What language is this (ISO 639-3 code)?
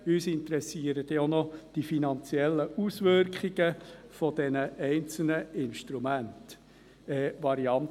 gsw